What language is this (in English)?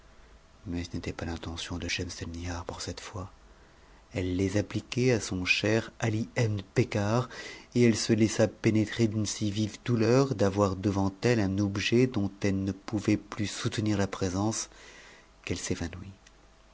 French